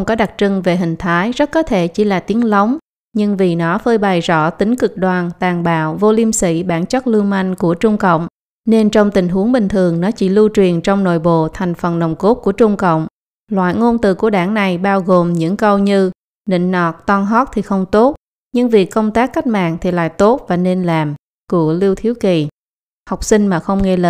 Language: Vietnamese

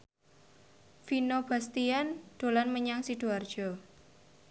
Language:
Javanese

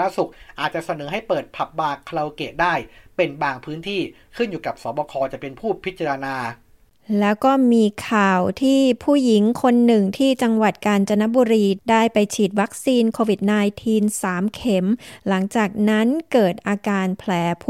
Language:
Thai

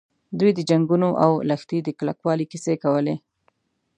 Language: Pashto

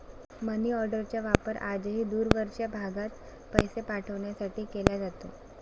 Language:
Marathi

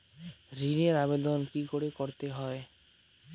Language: Bangla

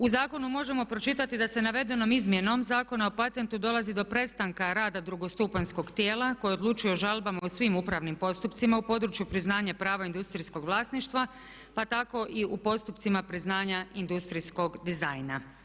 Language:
Croatian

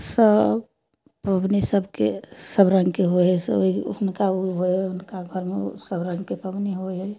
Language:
Maithili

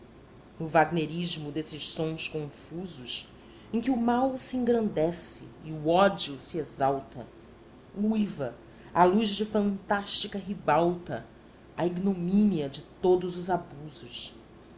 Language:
Portuguese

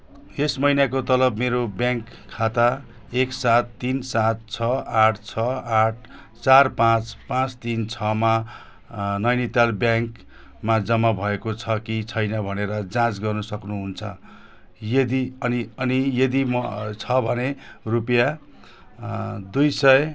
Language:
Nepali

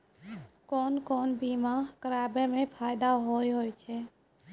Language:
Maithili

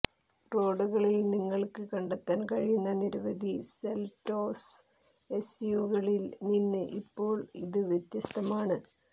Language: Malayalam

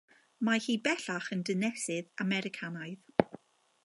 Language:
Welsh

